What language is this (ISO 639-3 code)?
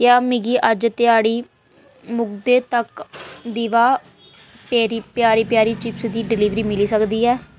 doi